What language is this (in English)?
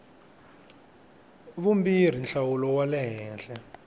Tsonga